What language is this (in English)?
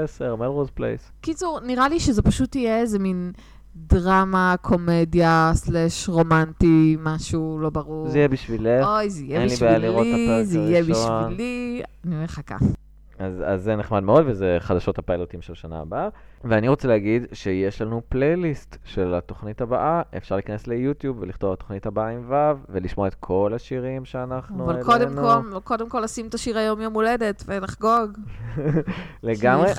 Hebrew